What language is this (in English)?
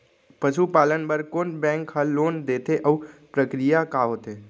Chhattisgarhi